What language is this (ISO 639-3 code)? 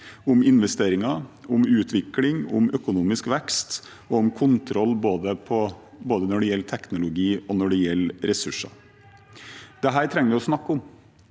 nor